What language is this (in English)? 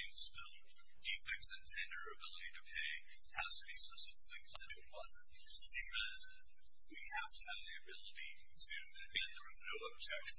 English